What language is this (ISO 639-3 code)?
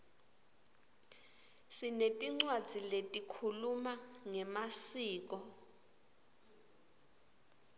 ssw